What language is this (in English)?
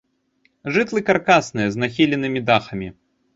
Belarusian